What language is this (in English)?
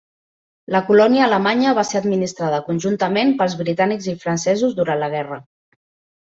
Catalan